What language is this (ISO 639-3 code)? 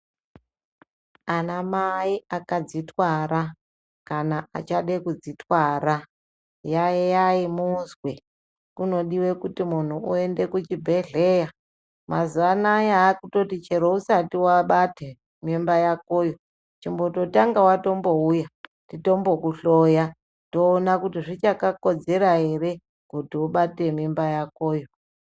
ndc